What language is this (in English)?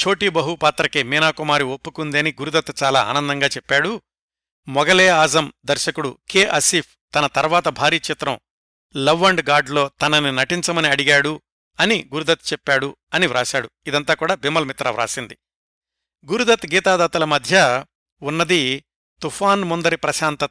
Telugu